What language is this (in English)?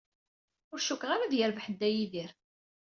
Kabyle